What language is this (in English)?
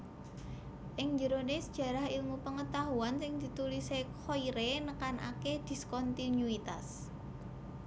Javanese